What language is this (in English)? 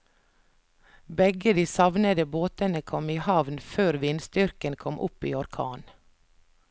Norwegian